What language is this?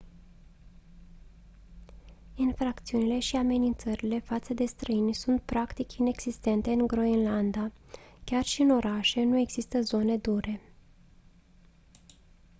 Romanian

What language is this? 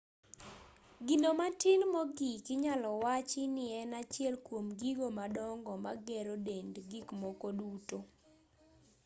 Luo (Kenya and Tanzania)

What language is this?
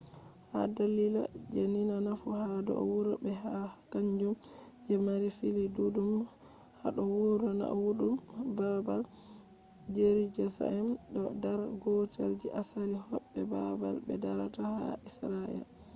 Fula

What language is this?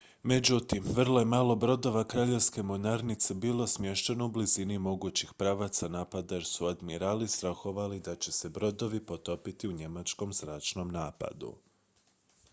Croatian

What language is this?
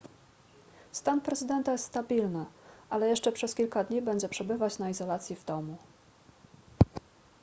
Polish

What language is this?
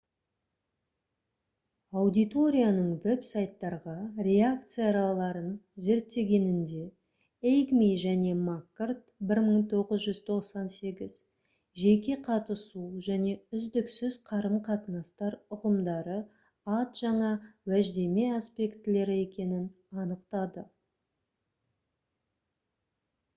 Kazakh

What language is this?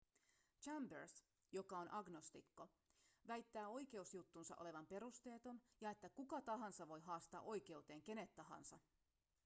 Finnish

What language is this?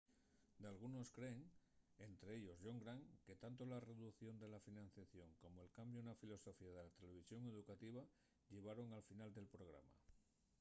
Asturian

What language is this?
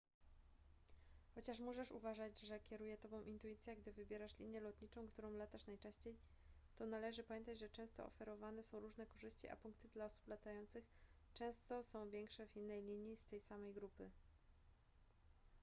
Polish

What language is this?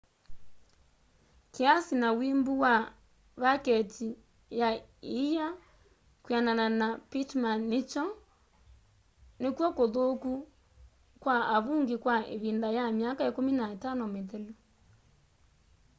Kamba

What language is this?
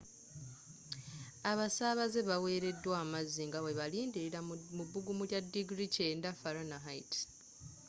Ganda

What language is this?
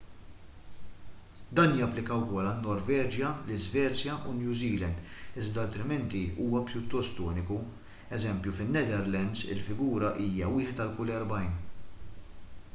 Maltese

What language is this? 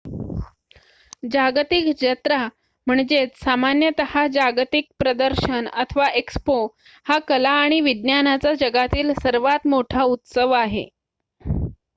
Marathi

